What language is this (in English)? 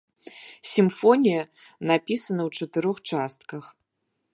Belarusian